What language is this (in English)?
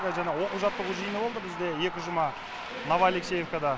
Kazakh